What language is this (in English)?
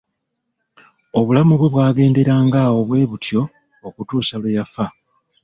Ganda